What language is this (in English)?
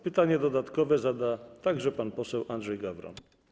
Polish